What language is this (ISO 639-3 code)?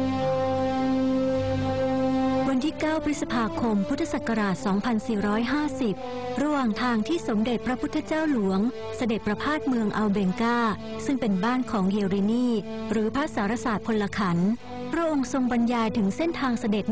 tha